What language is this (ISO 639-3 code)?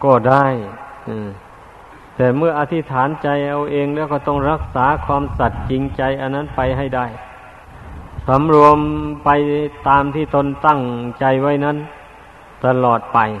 tha